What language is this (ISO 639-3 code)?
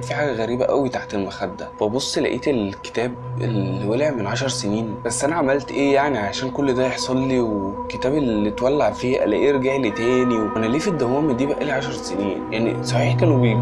ara